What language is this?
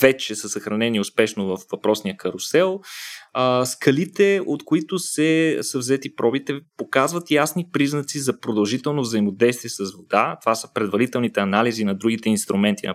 Bulgarian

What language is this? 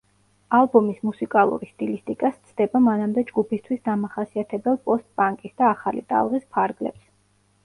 Georgian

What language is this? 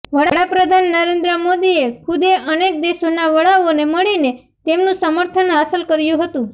Gujarati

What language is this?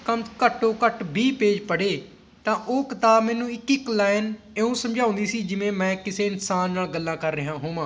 Punjabi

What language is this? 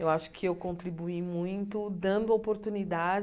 Portuguese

